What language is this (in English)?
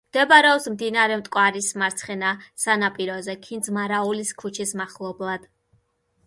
Georgian